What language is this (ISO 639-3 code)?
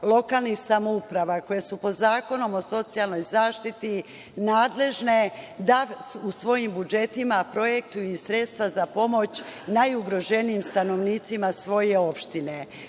srp